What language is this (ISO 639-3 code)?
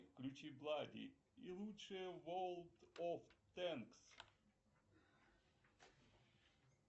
rus